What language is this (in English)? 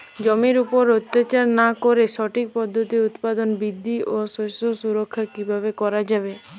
Bangla